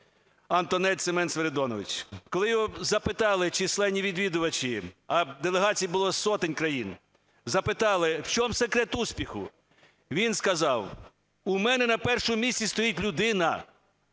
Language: Ukrainian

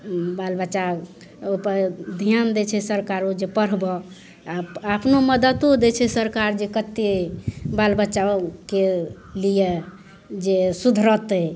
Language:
Maithili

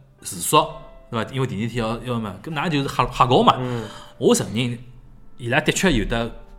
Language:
Chinese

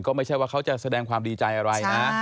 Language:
Thai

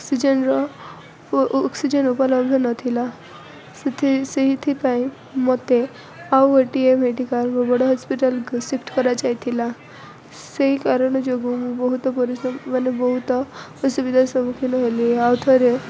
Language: Odia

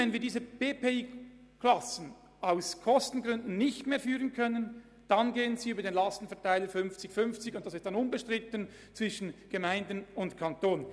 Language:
Swiss German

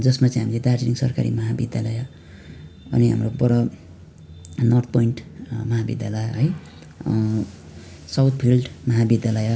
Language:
Nepali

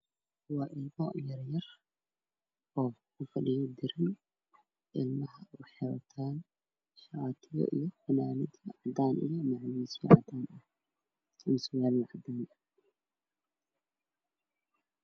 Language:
Somali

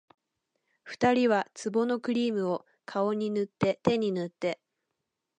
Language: Japanese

